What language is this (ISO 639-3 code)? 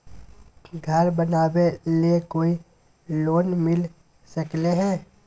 mag